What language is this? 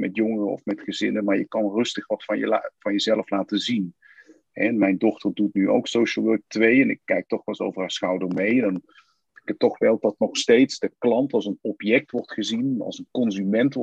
Dutch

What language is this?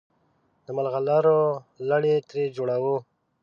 Pashto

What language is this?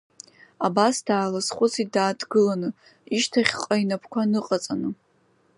Abkhazian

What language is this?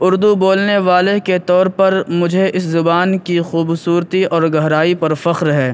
Urdu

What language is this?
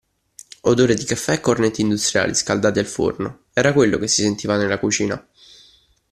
Italian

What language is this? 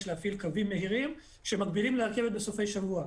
Hebrew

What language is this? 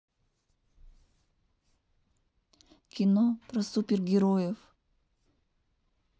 Russian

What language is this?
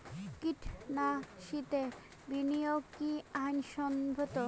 Bangla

